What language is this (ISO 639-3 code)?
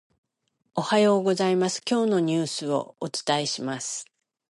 jpn